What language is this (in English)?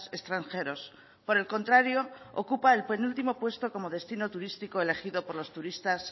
Spanish